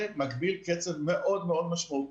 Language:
Hebrew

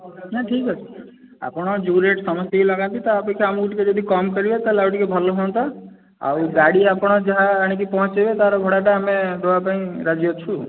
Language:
Odia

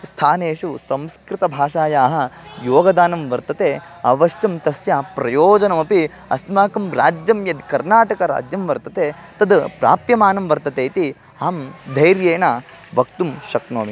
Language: Sanskrit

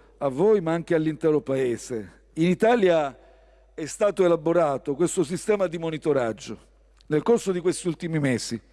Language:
Italian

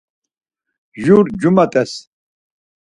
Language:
Laz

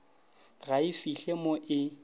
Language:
Northern Sotho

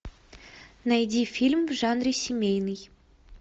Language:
Russian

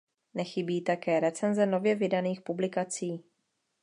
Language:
Czech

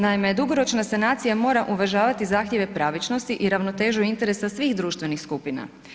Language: Croatian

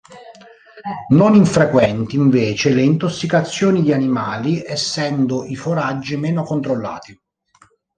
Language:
Italian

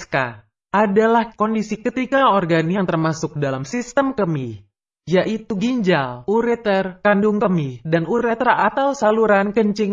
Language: Indonesian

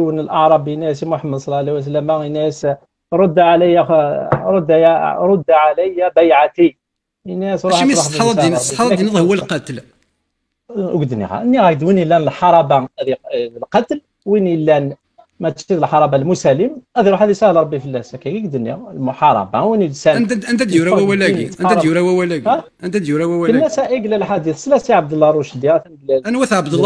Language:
Arabic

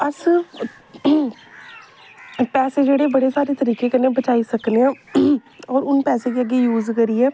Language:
Dogri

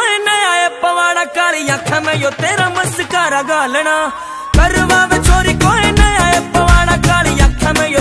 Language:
Hindi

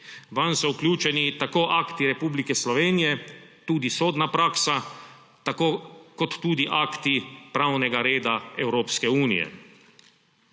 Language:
Slovenian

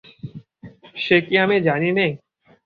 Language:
Bangla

